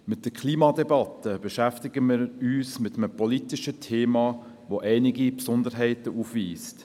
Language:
Swiss German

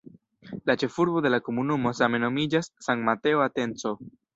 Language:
Esperanto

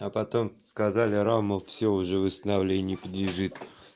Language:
Russian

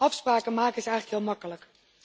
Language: Dutch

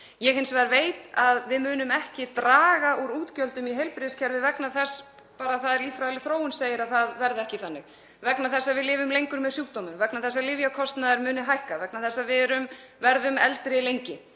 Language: Icelandic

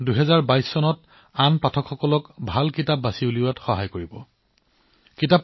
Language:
Assamese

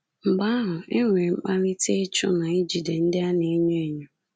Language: Igbo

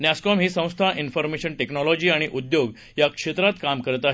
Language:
Marathi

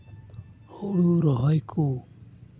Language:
Santali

